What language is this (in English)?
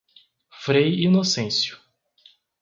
Portuguese